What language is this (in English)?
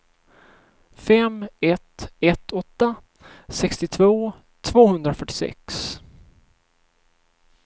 Swedish